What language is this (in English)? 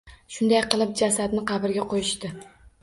Uzbek